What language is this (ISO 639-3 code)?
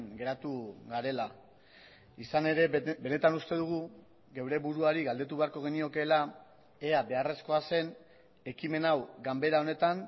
eus